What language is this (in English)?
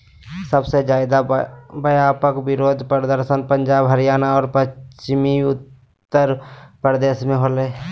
Magahi